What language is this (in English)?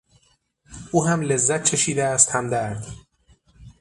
Persian